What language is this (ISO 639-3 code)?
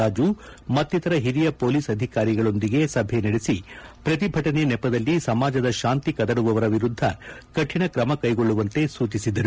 kan